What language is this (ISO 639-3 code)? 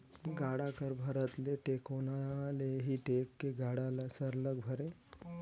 hne